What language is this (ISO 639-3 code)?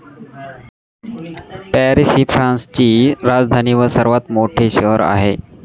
mar